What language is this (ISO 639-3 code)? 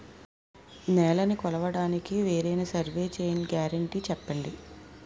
tel